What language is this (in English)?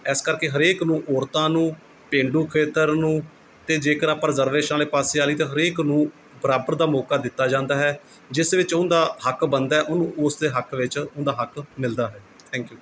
Punjabi